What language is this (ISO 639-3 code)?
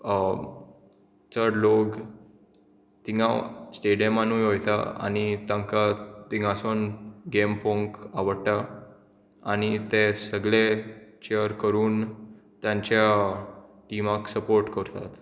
kok